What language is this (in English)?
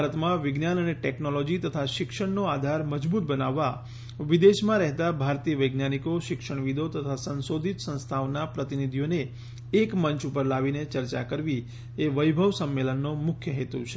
Gujarati